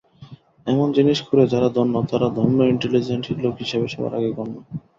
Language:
Bangla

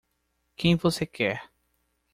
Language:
Portuguese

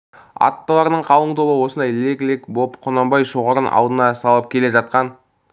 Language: Kazakh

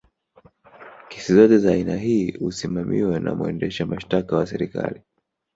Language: Swahili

